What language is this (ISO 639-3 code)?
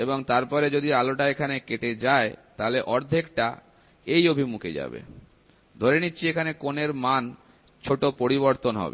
ben